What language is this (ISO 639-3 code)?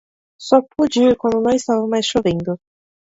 por